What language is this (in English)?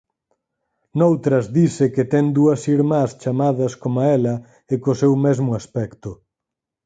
Galician